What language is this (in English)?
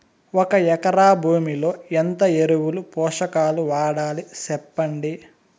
Telugu